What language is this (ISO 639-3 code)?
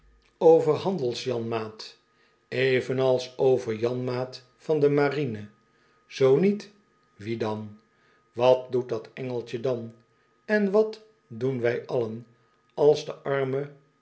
nld